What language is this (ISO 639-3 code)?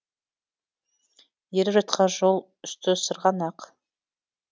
kaz